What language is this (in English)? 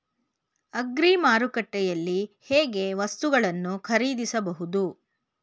Kannada